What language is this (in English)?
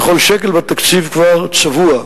Hebrew